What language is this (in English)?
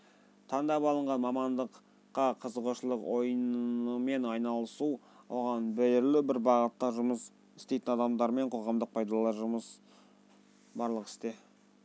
Kazakh